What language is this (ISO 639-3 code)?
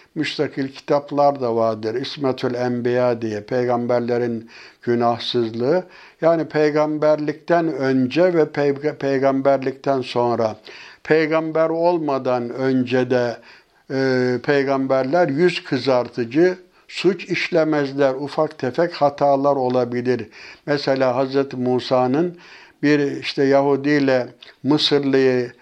tur